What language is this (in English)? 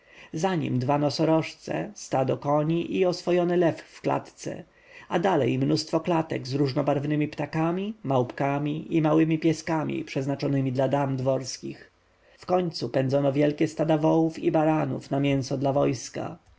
Polish